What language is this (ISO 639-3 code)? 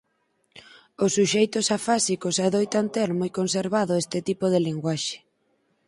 glg